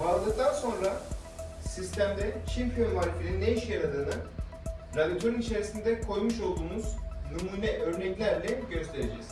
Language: Turkish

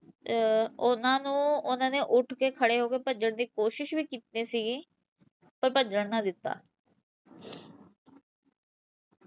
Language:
Punjabi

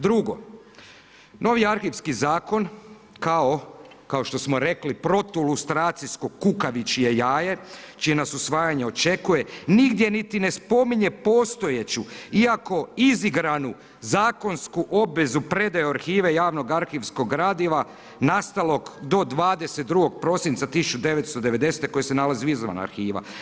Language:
Croatian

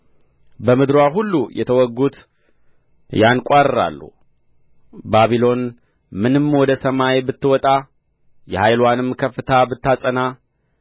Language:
Amharic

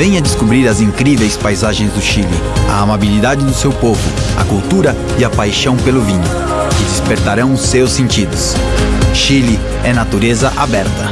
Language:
Portuguese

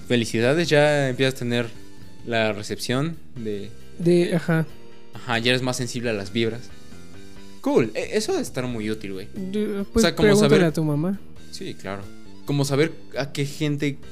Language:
Spanish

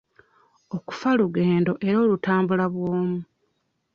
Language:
Ganda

